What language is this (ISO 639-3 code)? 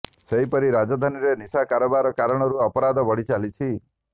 ori